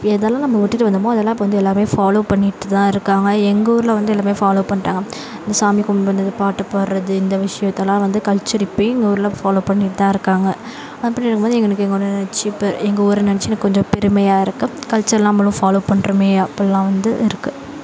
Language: Tamil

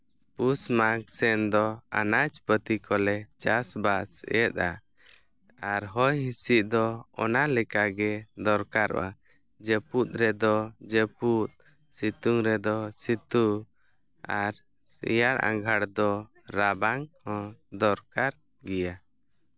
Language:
Santali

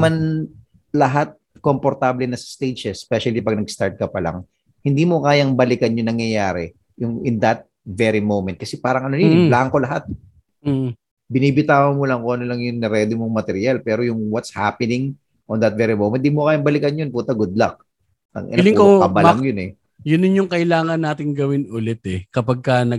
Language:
Filipino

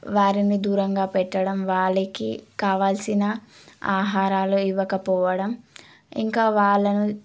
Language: Telugu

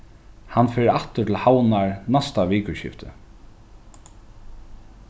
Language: Faroese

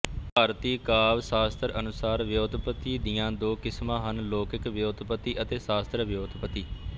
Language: Punjabi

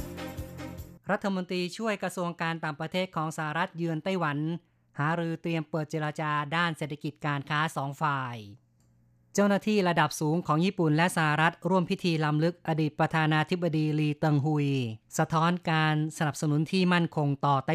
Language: Thai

